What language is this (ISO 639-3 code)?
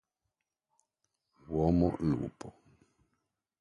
ita